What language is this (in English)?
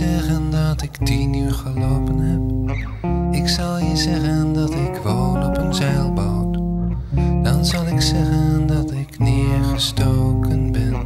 Dutch